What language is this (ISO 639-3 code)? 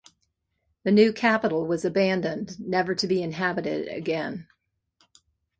eng